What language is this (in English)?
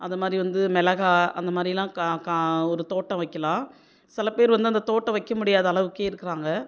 Tamil